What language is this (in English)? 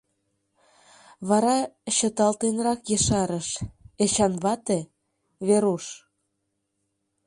Mari